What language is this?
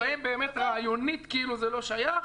Hebrew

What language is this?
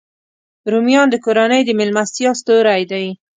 Pashto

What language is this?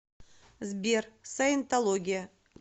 Russian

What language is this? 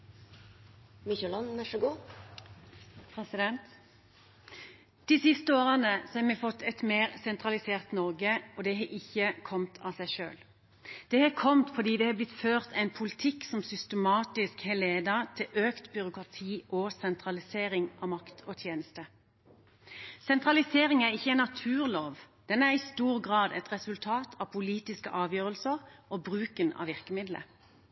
Norwegian Bokmål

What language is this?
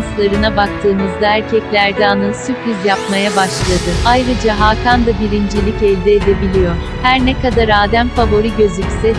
Turkish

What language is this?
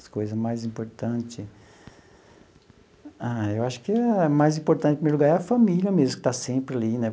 Portuguese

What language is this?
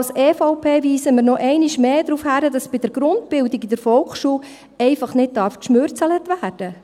Swiss German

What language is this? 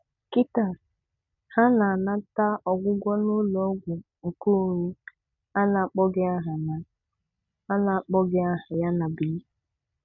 Igbo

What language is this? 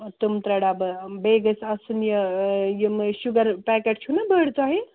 Kashmiri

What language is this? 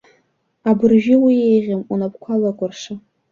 Abkhazian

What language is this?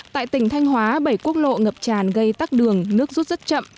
Vietnamese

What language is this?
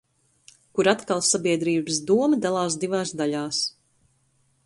Latvian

